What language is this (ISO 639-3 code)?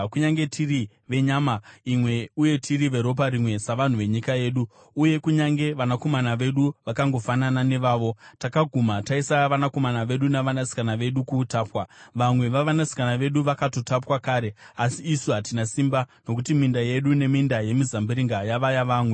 sna